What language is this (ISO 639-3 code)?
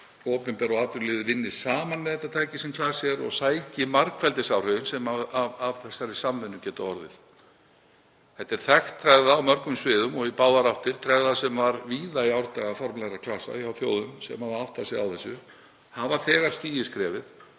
isl